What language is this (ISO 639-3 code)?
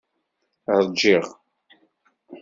kab